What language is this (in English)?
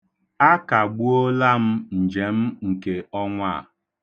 Igbo